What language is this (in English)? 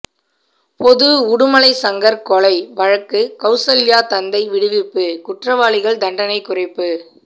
Tamil